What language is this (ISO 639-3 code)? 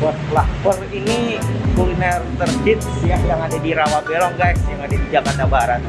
ind